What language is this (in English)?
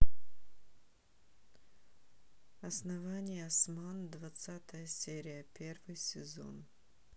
Russian